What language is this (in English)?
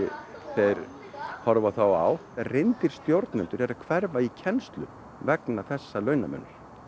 Icelandic